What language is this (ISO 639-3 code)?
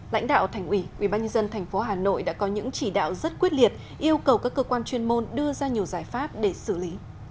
vie